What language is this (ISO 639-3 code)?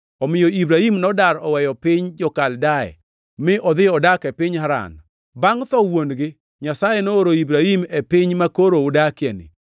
luo